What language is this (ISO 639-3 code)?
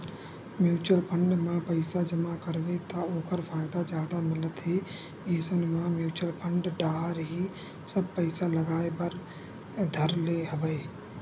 hne